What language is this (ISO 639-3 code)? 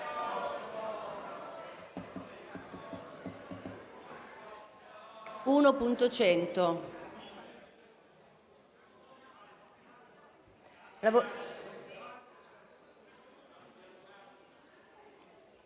ita